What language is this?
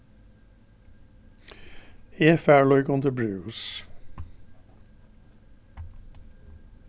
Faroese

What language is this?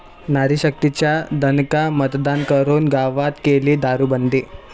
Marathi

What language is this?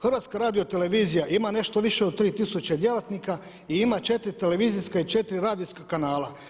Croatian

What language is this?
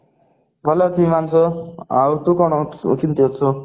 Odia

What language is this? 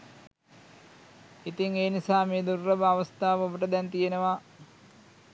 Sinhala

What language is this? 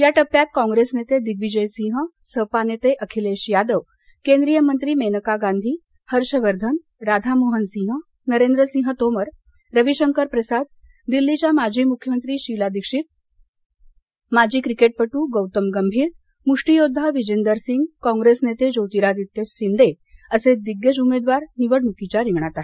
Marathi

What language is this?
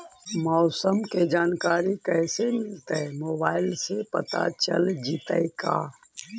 Magahi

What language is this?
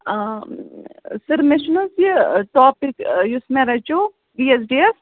Kashmiri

